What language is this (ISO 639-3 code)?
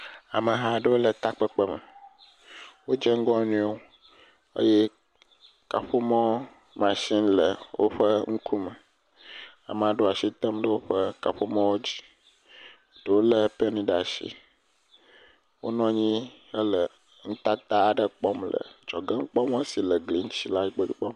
ewe